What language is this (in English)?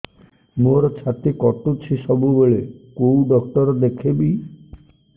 Odia